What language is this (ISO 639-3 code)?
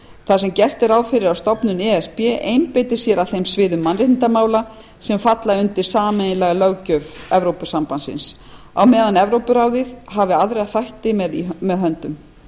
isl